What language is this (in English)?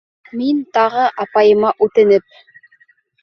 Bashkir